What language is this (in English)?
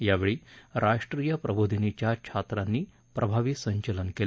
Marathi